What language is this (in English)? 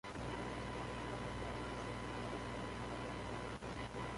Central Kurdish